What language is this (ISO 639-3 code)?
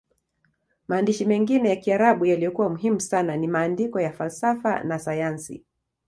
swa